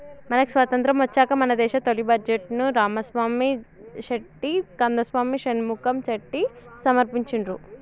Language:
Telugu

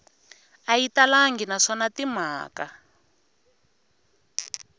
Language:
Tsonga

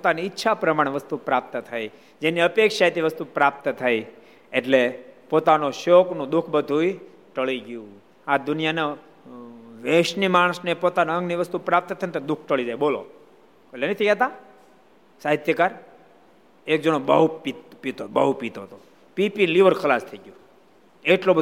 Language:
Gujarati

